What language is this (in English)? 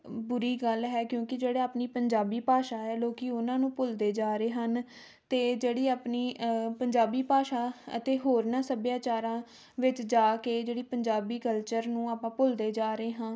Punjabi